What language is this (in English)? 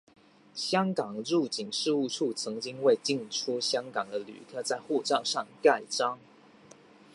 Chinese